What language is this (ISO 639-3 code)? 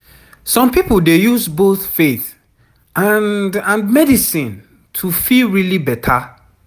pcm